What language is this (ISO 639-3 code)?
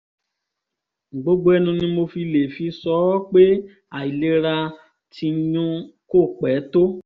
yor